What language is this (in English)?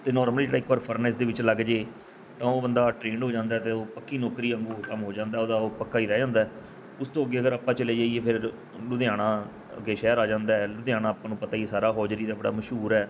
Punjabi